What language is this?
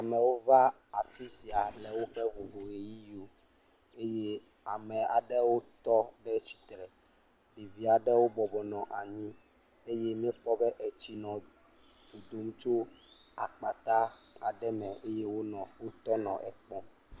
Ewe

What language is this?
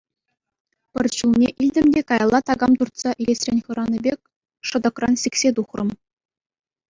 Chuvash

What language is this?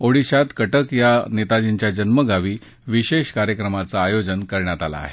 Marathi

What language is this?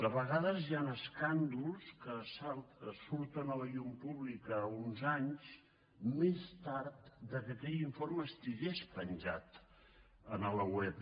Catalan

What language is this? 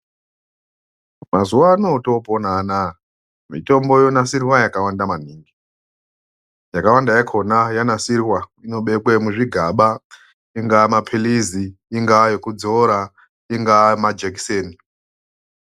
Ndau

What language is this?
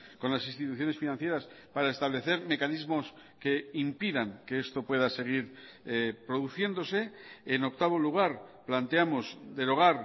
Spanish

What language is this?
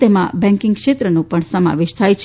Gujarati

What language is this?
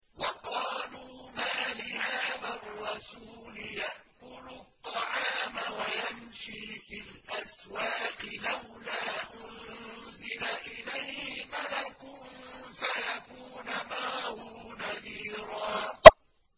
Arabic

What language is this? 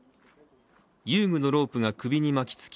Japanese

